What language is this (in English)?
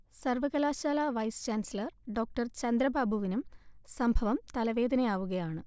Malayalam